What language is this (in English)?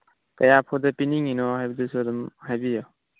Manipuri